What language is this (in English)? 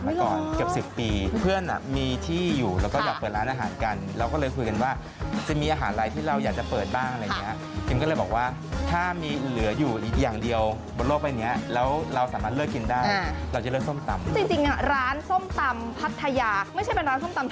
Thai